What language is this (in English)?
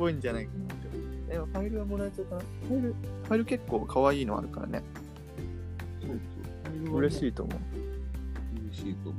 Japanese